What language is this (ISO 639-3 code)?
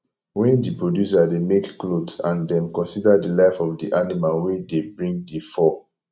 pcm